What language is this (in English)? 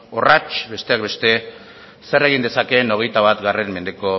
Basque